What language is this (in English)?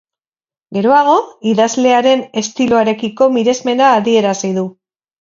Basque